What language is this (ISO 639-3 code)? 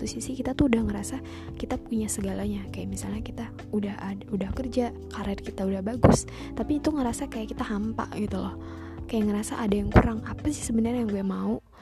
ind